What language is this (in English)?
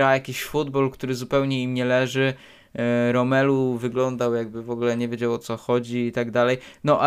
Polish